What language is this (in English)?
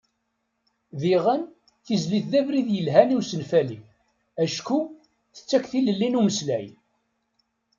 Kabyle